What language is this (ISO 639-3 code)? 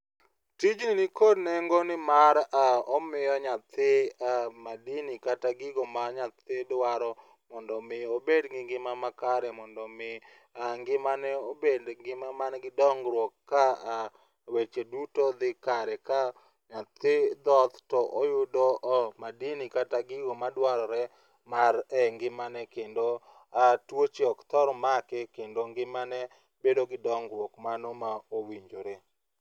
luo